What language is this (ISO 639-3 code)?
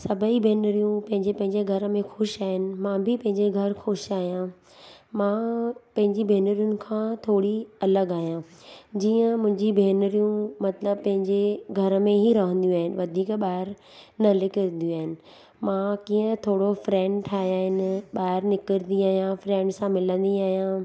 snd